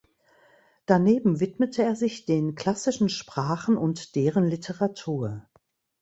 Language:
German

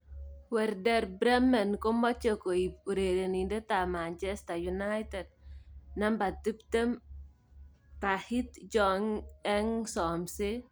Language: Kalenjin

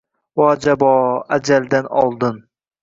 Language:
Uzbek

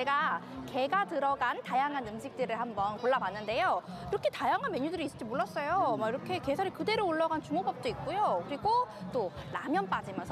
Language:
Korean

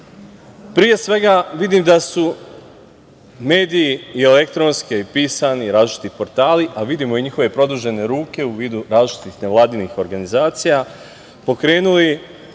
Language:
Serbian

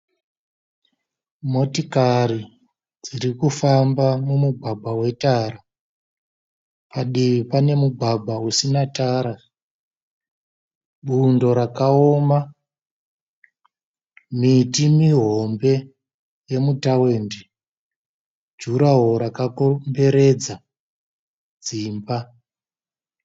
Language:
Shona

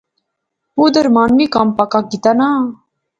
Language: Pahari-Potwari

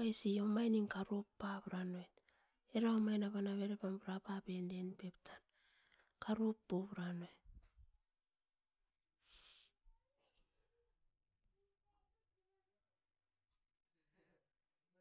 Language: Askopan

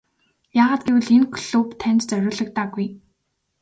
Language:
Mongolian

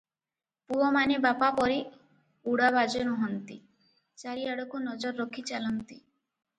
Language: Odia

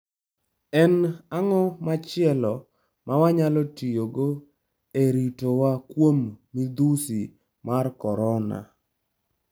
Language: Luo (Kenya and Tanzania)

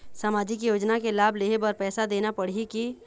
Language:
Chhattisgarhi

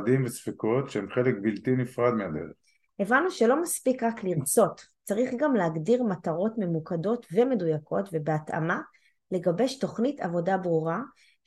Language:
Hebrew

